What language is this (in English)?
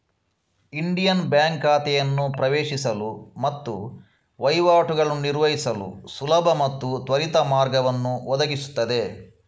Kannada